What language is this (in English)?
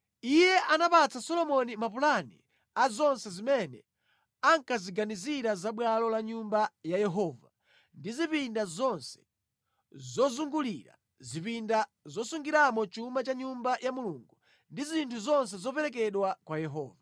Nyanja